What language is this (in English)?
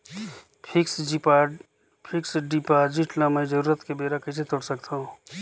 Chhattisgarhi